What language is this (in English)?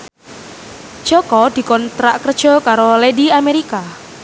Javanese